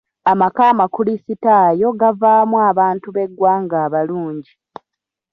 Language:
Ganda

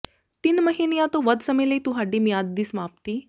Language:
Punjabi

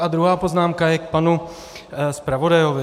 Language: Czech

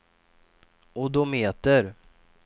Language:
Swedish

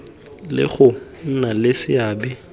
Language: Tswana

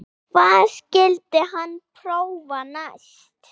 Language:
Icelandic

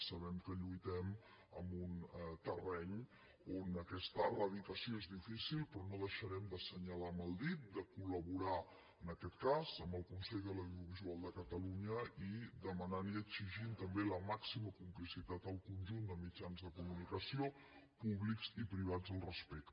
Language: Catalan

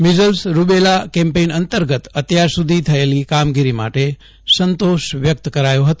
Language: Gujarati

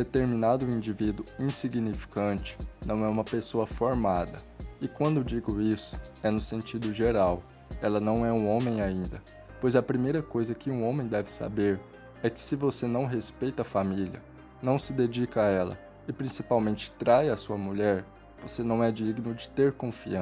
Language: Portuguese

